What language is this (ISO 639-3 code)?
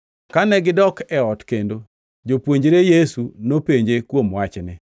luo